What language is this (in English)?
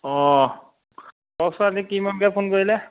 Assamese